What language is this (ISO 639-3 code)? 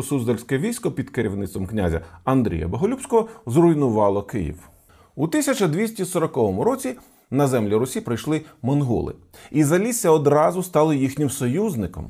ukr